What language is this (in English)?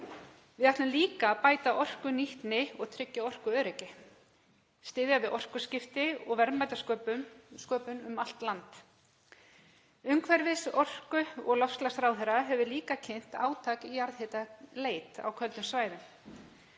Icelandic